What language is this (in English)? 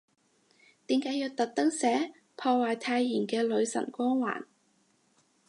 Cantonese